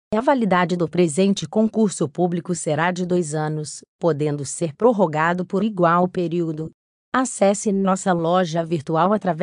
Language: Portuguese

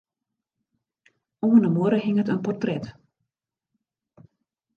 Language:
Western Frisian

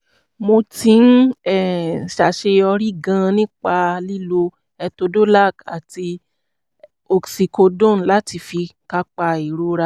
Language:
Yoruba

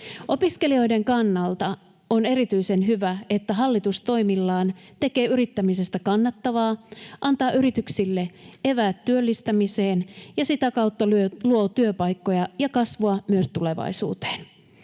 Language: Finnish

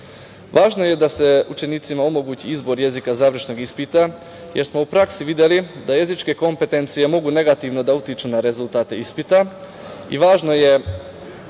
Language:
Serbian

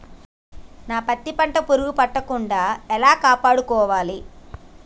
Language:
Telugu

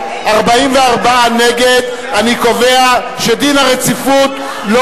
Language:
Hebrew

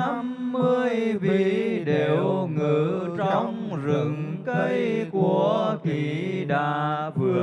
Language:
Vietnamese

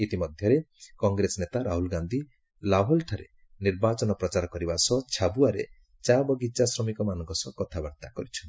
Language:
Odia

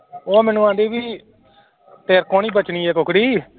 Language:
Punjabi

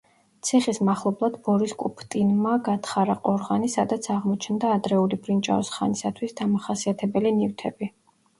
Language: Georgian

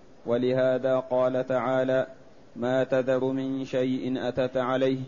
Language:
Arabic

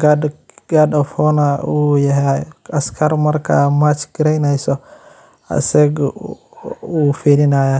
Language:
Somali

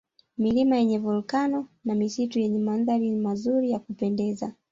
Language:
Swahili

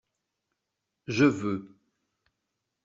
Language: French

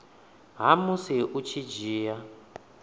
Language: Venda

